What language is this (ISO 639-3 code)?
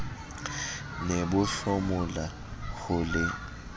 sot